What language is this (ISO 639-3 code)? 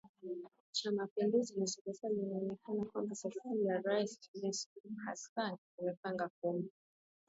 swa